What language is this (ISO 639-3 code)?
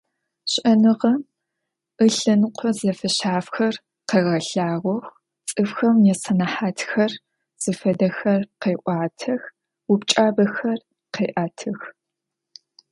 ady